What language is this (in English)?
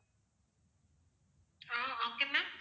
Tamil